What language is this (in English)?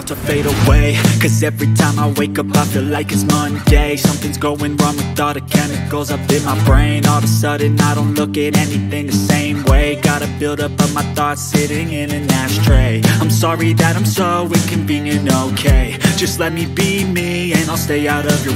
English